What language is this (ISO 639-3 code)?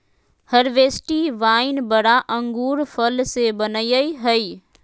mag